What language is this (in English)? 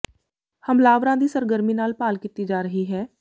Punjabi